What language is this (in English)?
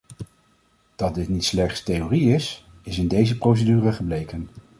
Dutch